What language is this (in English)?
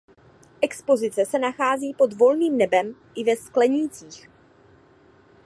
Czech